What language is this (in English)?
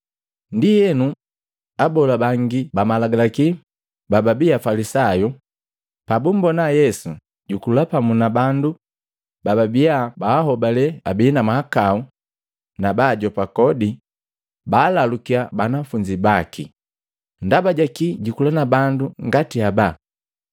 Matengo